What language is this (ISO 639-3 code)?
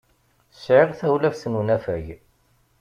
kab